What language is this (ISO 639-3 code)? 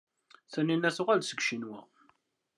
kab